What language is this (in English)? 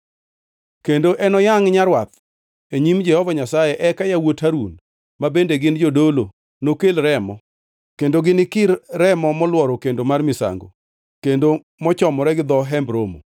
Luo (Kenya and Tanzania)